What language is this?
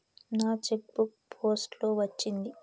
Telugu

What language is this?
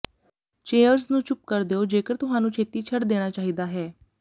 Punjabi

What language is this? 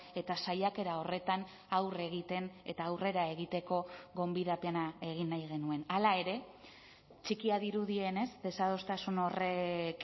Basque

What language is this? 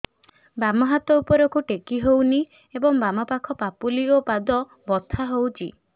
Odia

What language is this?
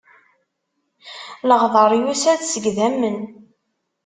Kabyle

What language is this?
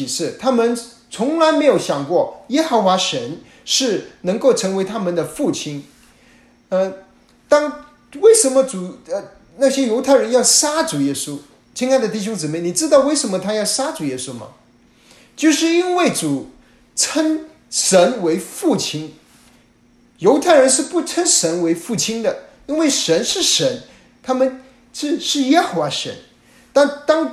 Chinese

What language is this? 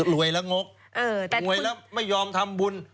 Thai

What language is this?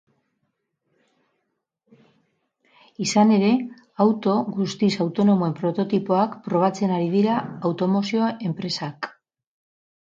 Basque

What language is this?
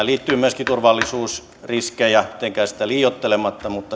Finnish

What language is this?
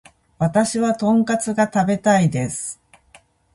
Japanese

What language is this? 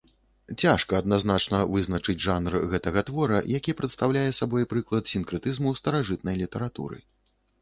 Belarusian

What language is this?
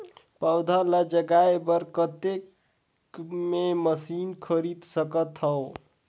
Chhattisgarhi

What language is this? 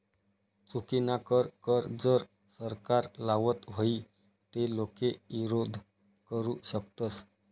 Marathi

